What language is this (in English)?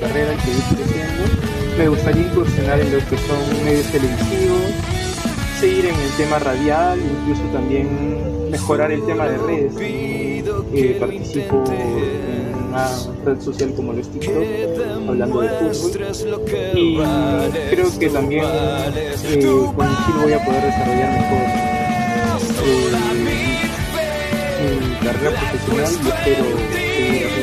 Spanish